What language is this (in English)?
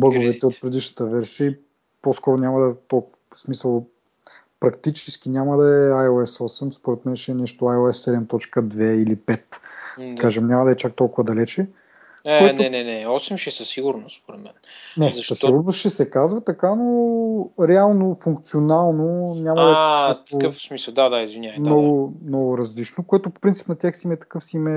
Bulgarian